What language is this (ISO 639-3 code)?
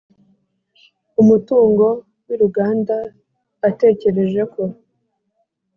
kin